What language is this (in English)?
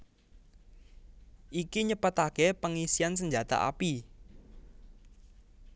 Javanese